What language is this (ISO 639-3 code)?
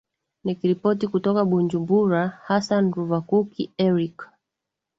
swa